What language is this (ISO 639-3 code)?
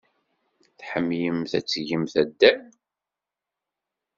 kab